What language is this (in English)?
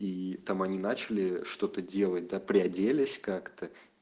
Russian